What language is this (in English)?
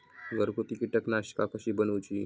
Marathi